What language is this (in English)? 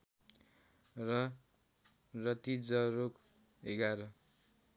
Nepali